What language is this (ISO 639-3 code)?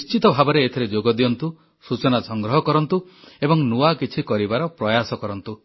ori